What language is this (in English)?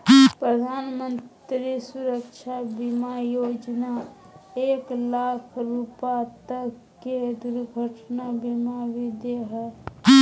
Magahi